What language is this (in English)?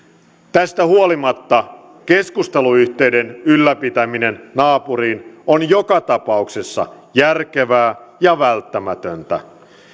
Finnish